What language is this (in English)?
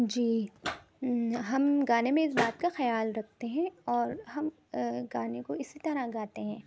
Urdu